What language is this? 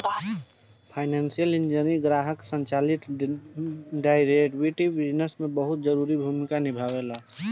Bhojpuri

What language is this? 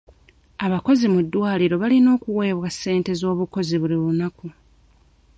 Ganda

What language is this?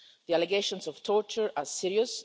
English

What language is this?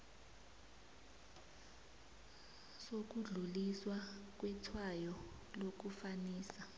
South Ndebele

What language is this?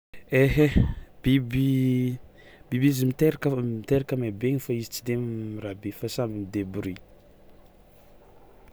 Tsimihety Malagasy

